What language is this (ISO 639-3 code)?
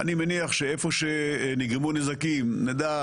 heb